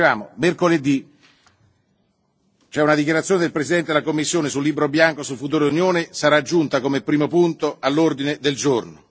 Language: Italian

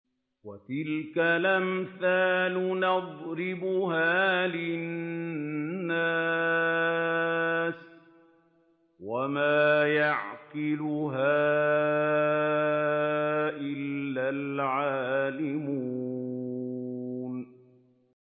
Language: Arabic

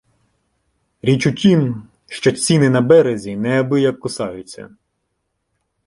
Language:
Ukrainian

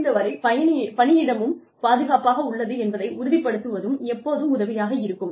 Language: Tamil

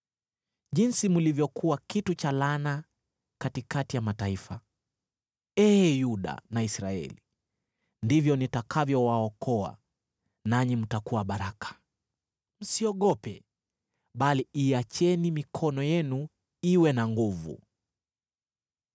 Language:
Swahili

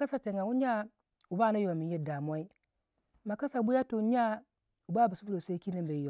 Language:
Waja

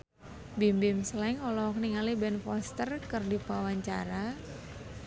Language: Sundanese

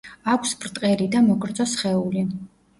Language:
Georgian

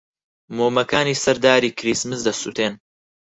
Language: Central Kurdish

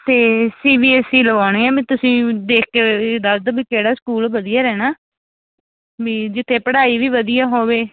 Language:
Punjabi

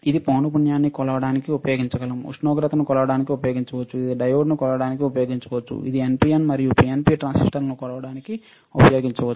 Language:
Telugu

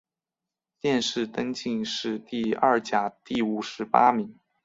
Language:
Chinese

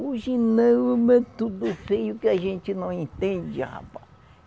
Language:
Portuguese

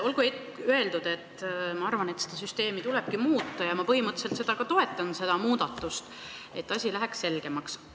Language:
Estonian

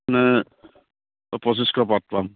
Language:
Assamese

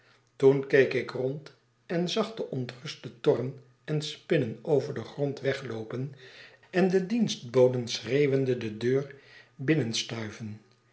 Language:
Dutch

